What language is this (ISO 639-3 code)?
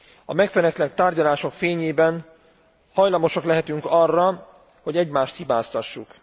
hun